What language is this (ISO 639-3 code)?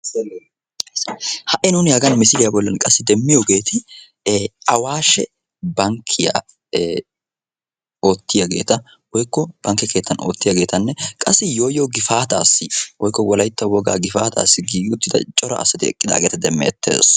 wal